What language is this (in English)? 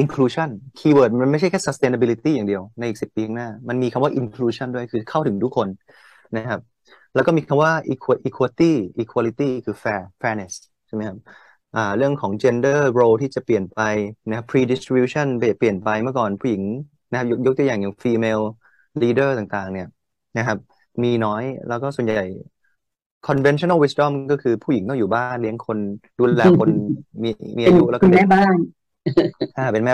Thai